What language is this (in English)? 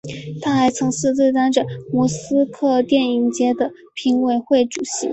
Chinese